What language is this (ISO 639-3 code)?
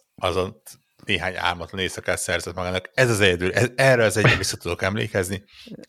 hun